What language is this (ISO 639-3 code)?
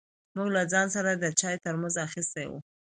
pus